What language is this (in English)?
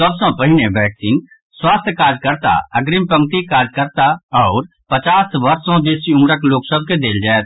Maithili